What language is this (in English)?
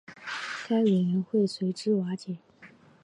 Chinese